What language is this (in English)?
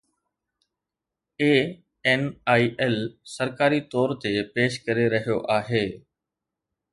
Sindhi